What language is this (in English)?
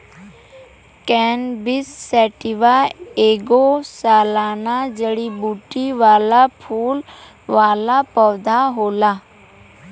Bhojpuri